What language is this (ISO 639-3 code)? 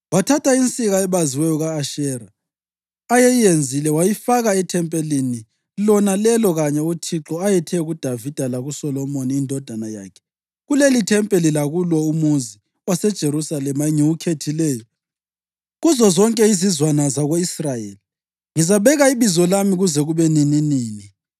nde